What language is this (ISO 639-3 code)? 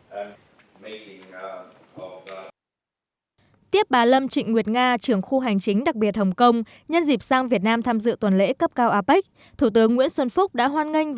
vie